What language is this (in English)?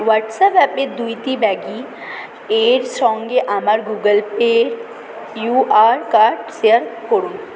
Bangla